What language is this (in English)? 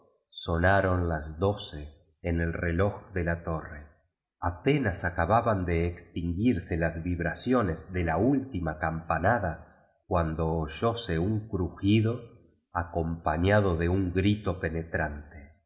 Spanish